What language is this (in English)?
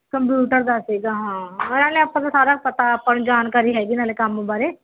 Punjabi